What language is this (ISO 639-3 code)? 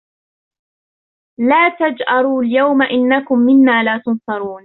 ara